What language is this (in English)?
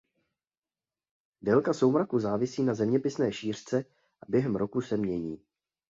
Czech